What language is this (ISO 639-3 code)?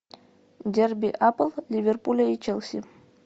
rus